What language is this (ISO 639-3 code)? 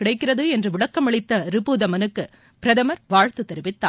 tam